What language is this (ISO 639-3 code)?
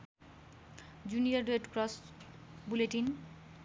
nep